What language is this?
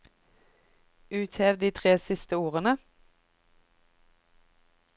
Norwegian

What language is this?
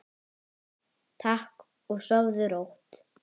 Icelandic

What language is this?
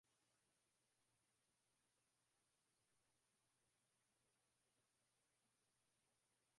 Swahili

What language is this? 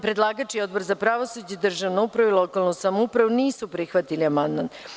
Serbian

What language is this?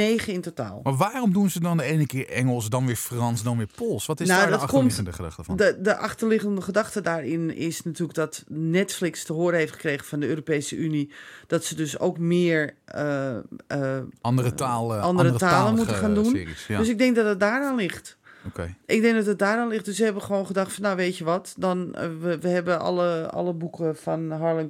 Dutch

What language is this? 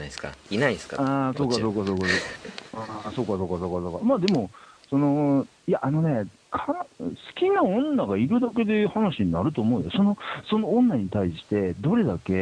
Japanese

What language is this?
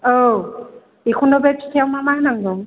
Bodo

